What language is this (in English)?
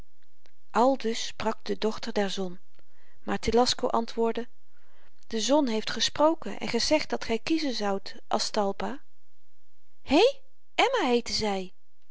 Dutch